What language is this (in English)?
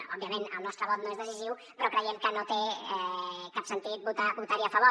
Catalan